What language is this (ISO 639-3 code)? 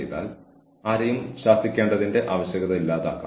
mal